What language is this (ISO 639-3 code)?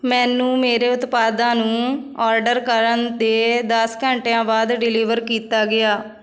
pan